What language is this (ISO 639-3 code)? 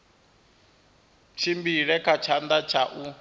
ven